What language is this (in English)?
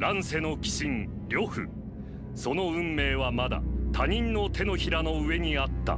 Japanese